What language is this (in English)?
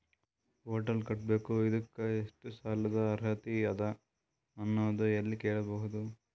Kannada